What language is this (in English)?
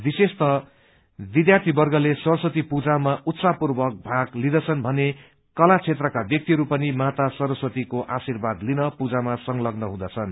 Nepali